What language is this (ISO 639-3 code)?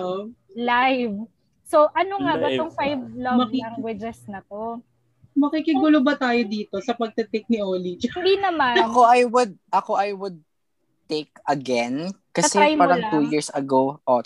fil